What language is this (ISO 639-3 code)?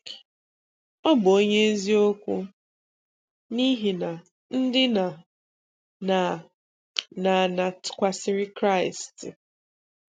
ibo